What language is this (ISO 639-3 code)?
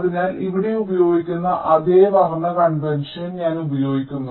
mal